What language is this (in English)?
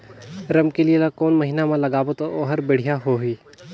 Chhattisgarhi